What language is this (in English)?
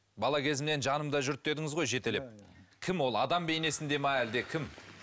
Kazakh